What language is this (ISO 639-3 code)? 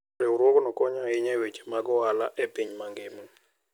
luo